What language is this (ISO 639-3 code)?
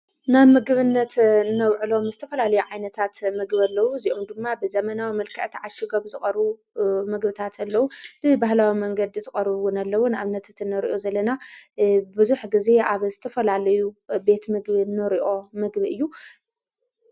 tir